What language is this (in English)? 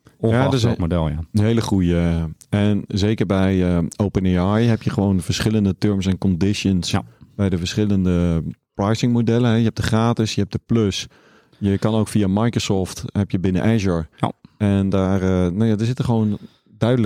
Dutch